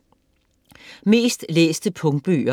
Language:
Danish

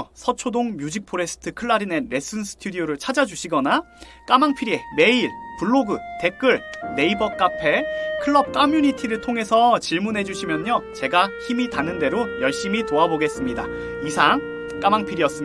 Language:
Korean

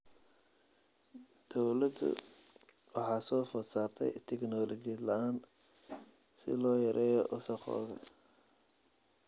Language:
Somali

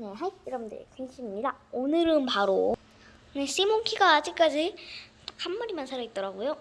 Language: Korean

